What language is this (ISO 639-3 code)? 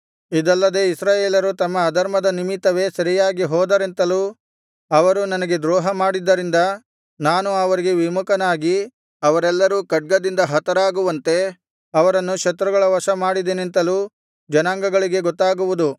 kan